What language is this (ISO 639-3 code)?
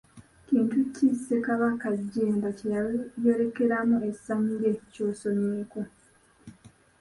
lug